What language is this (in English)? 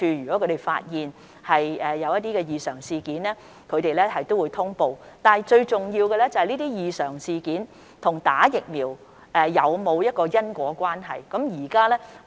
Cantonese